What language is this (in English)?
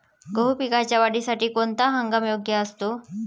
Marathi